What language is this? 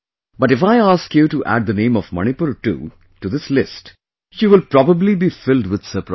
English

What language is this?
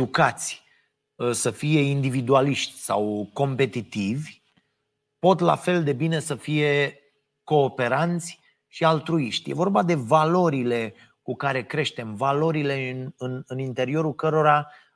Romanian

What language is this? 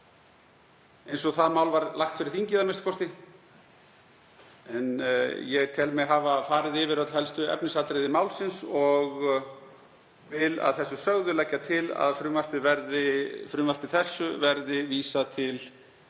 Icelandic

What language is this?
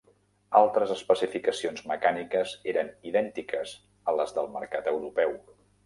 Catalan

